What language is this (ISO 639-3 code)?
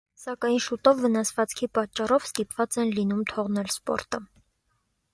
hye